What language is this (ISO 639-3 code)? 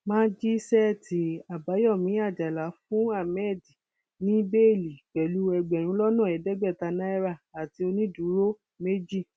yor